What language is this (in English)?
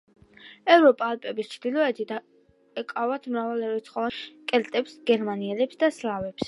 Georgian